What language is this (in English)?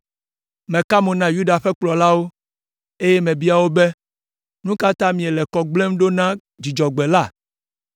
Ewe